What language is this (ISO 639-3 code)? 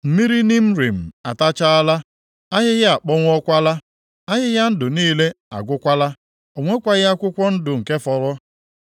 ibo